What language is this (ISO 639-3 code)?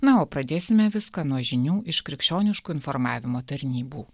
lit